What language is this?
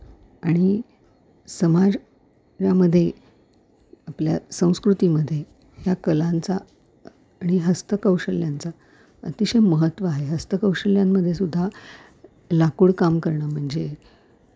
Marathi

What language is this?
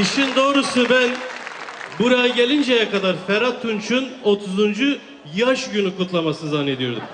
Turkish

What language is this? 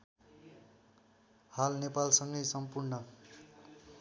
Nepali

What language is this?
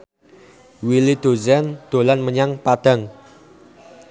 Javanese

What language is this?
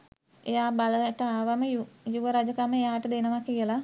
Sinhala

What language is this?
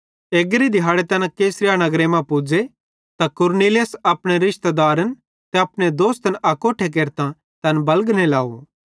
Bhadrawahi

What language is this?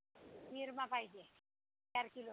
Marathi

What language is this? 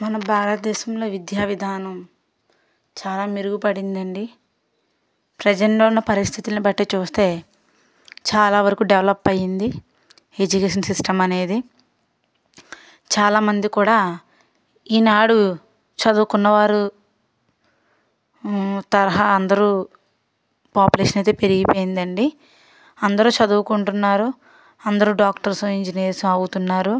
Telugu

